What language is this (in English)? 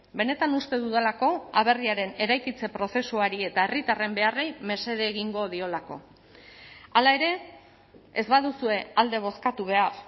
Basque